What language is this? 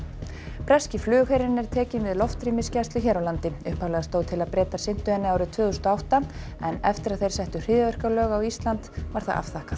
Icelandic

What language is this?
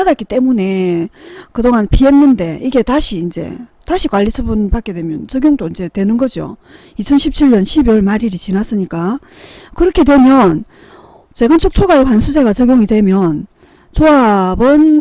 Korean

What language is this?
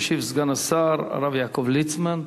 Hebrew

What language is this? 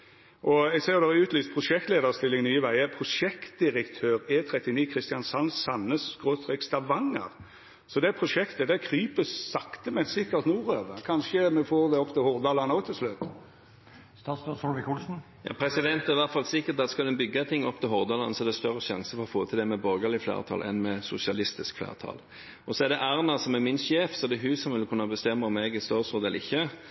Norwegian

